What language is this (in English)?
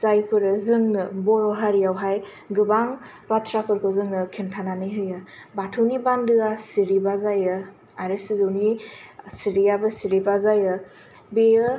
Bodo